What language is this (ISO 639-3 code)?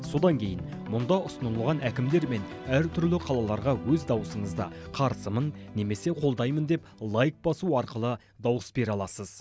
kaz